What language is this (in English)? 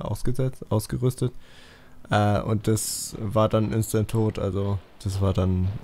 German